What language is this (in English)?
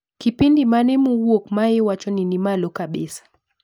Luo (Kenya and Tanzania)